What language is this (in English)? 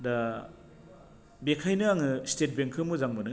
Bodo